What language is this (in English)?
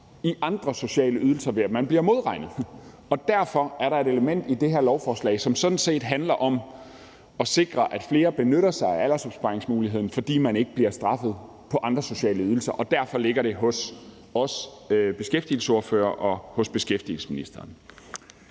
Danish